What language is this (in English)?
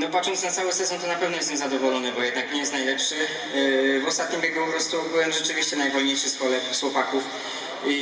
Polish